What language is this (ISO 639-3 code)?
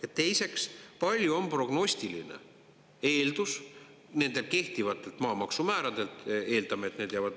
est